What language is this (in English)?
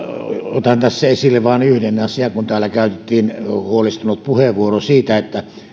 Finnish